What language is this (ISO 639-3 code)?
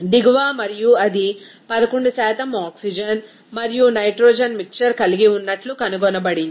tel